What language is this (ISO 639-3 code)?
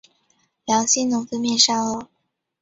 zho